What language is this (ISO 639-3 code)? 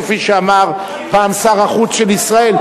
heb